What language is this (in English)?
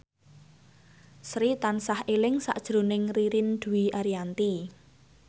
Javanese